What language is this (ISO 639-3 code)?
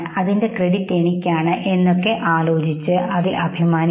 mal